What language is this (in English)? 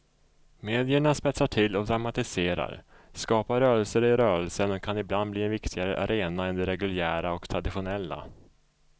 Swedish